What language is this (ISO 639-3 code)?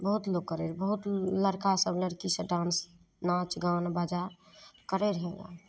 mai